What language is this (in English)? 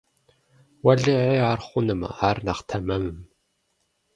Kabardian